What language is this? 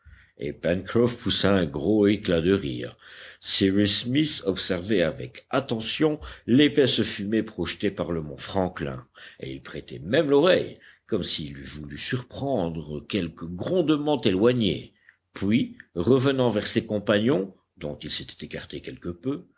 French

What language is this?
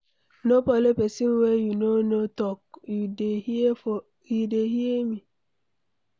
Nigerian Pidgin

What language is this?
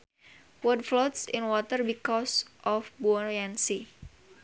Sundanese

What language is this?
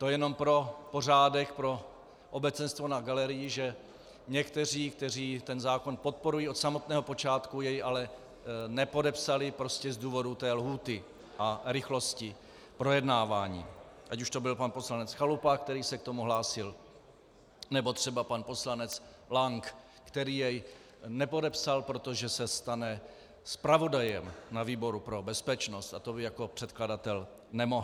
Czech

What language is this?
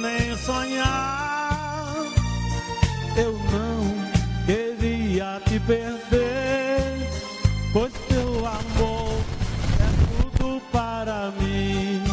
Portuguese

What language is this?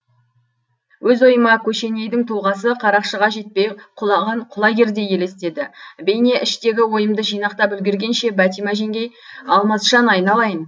Kazakh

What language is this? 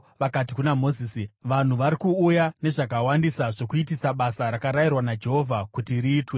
Shona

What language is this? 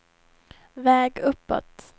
Swedish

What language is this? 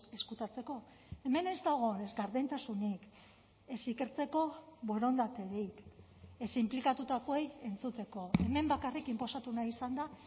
Basque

